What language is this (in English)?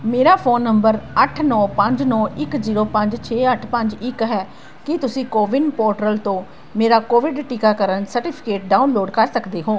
Punjabi